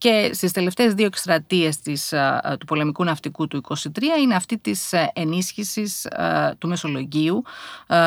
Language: Greek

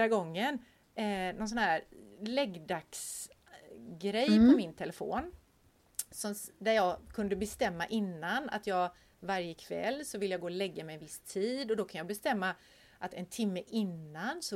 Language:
Swedish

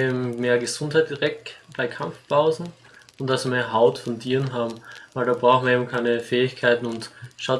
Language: German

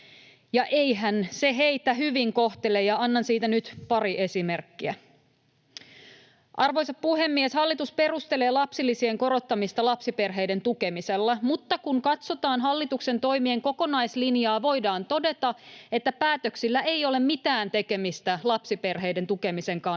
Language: Finnish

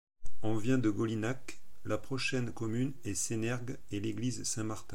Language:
French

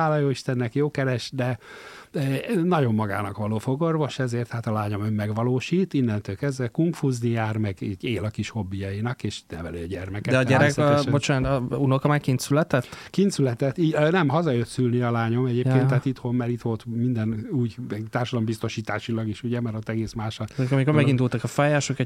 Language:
Hungarian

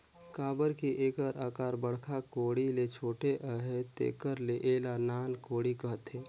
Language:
Chhattisgarhi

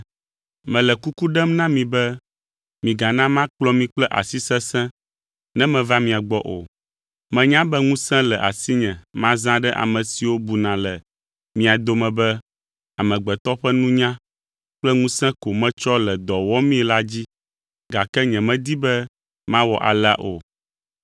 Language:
Ewe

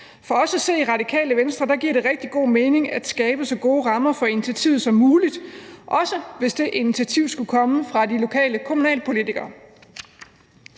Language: Danish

